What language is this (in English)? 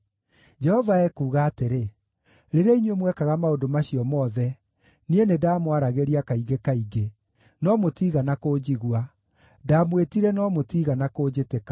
Kikuyu